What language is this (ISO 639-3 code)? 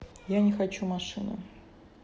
rus